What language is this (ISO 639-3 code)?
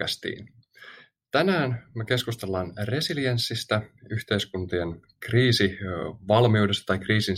fin